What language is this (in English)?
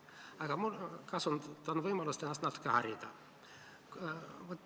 Estonian